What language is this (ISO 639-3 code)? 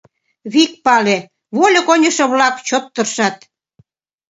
chm